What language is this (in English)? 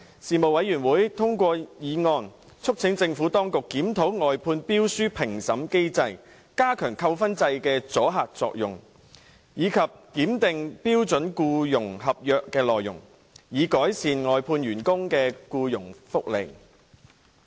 Cantonese